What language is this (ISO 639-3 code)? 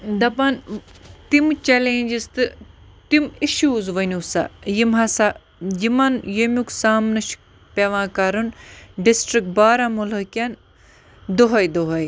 kas